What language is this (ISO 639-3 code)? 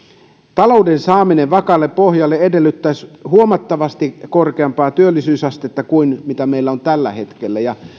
fin